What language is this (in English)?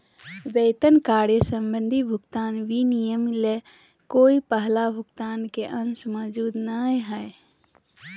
Magahi